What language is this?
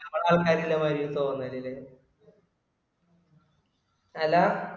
Malayalam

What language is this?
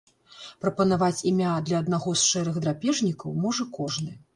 Belarusian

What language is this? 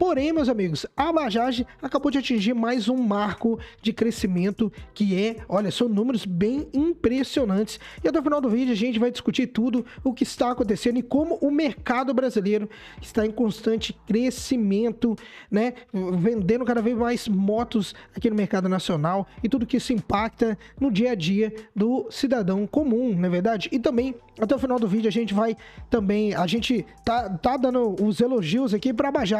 Portuguese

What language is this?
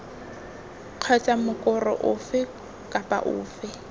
Tswana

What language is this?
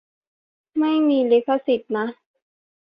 Thai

